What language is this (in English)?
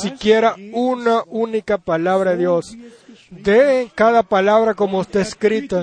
Spanish